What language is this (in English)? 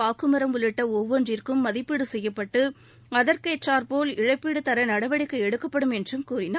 Tamil